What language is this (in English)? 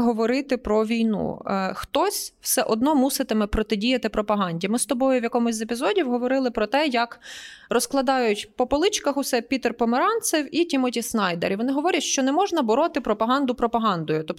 Ukrainian